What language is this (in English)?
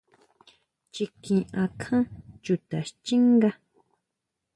Huautla Mazatec